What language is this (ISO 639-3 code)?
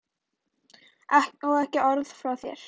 isl